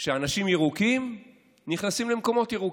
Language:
Hebrew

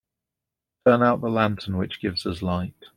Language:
English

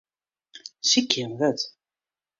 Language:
Western Frisian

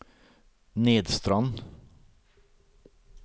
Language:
Norwegian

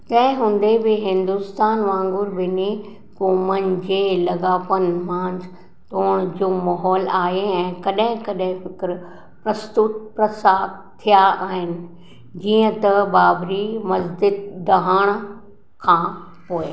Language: Sindhi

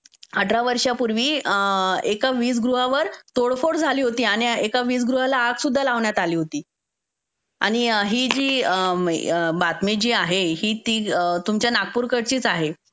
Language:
Marathi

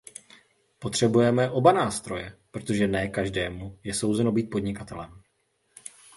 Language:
Czech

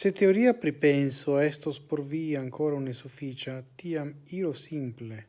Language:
Italian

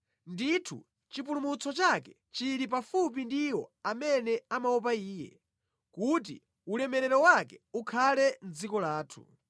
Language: Nyanja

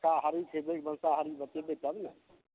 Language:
Maithili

